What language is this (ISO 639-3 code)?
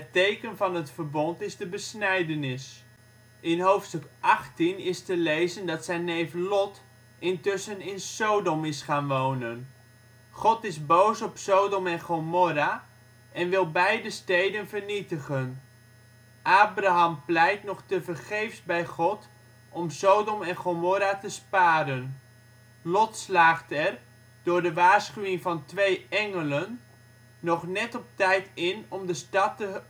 nld